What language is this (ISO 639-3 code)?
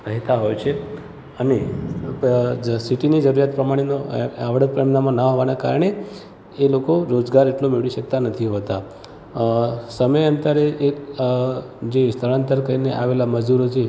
guj